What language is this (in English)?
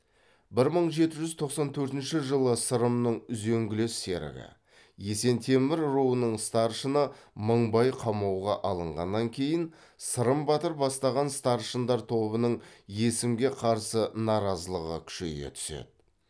Kazakh